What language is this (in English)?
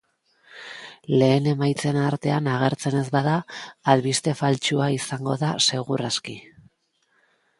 Basque